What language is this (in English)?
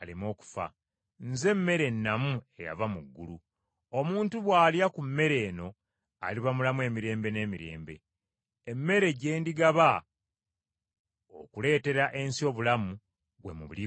Ganda